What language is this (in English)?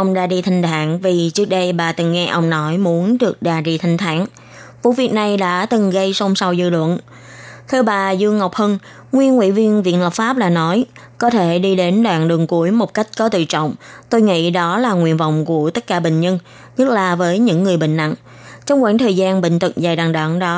Vietnamese